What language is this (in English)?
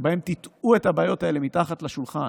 Hebrew